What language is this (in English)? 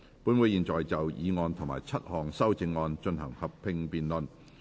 Cantonese